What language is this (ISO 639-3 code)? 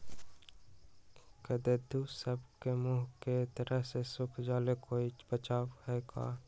mag